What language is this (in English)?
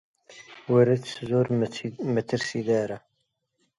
Central Kurdish